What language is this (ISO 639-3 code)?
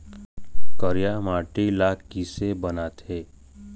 hne